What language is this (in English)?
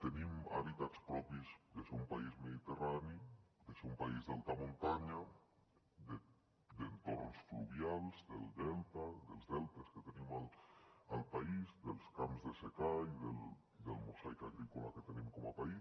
Catalan